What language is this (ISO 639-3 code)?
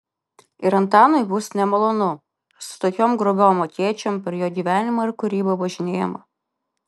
lit